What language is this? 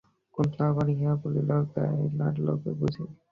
Bangla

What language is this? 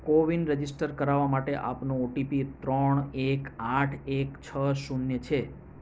Gujarati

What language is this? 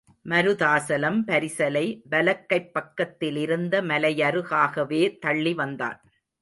Tamil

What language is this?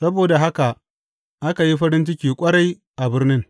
Hausa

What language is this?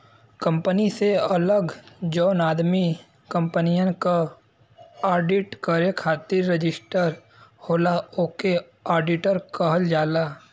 Bhojpuri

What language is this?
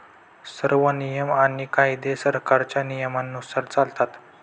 Marathi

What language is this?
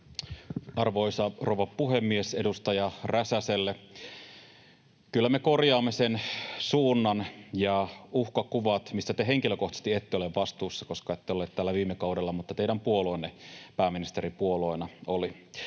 Finnish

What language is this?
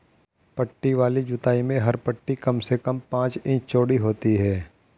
Hindi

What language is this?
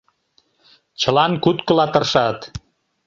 Mari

